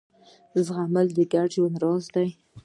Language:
Pashto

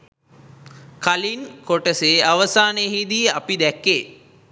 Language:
Sinhala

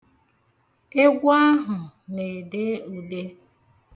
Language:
Igbo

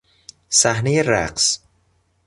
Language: Persian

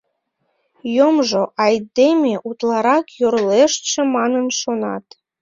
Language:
Mari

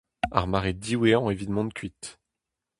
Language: Breton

